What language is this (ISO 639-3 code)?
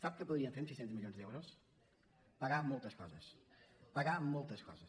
cat